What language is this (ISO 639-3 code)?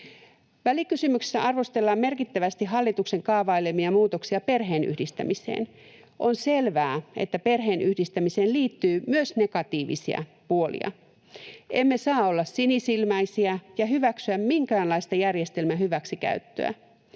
fin